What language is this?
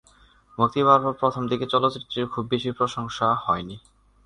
Bangla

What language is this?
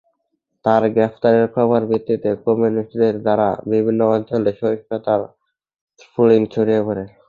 Bangla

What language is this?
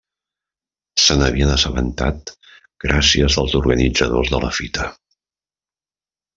Catalan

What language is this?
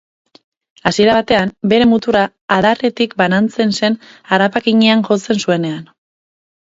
Basque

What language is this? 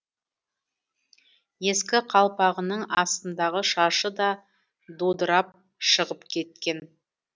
Kazakh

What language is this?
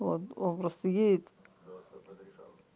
Russian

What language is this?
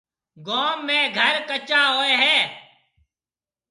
Marwari (Pakistan)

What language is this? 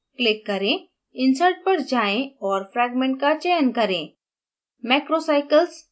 Hindi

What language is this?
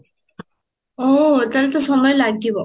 Odia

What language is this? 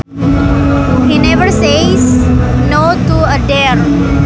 Sundanese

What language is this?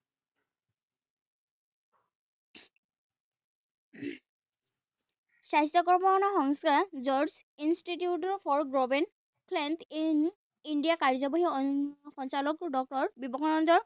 Assamese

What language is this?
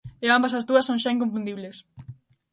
Galician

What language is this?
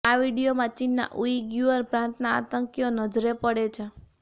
Gujarati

